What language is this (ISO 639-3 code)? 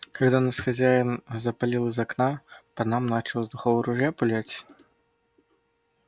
rus